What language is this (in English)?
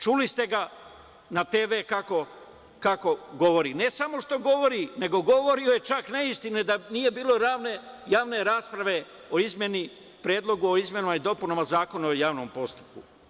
Serbian